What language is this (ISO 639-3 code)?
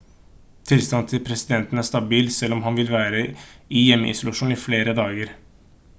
nob